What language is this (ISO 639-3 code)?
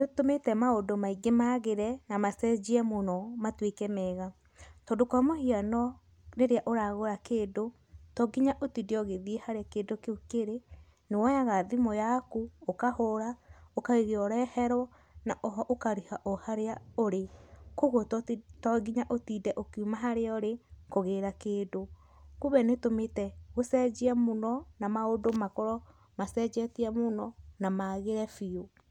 kik